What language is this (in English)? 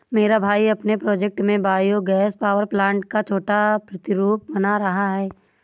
Hindi